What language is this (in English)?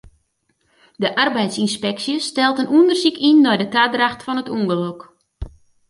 Western Frisian